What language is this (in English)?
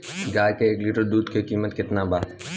Bhojpuri